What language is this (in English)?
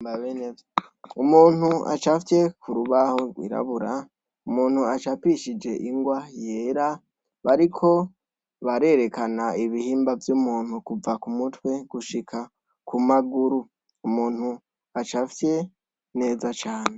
Rundi